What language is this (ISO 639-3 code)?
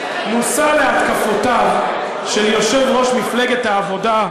heb